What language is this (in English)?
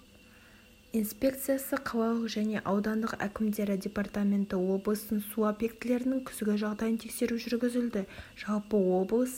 Kazakh